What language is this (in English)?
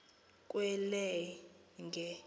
Xhosa